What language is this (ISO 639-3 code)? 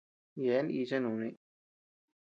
cux